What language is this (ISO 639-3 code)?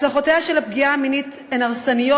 heb